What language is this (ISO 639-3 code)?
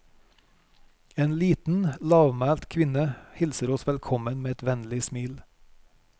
nor